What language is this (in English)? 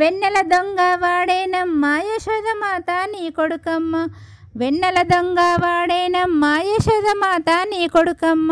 Telugu